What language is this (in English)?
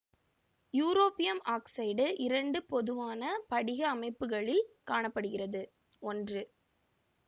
Tamil